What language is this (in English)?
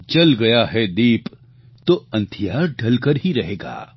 Gujarati